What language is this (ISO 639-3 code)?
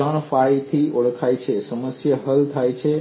guj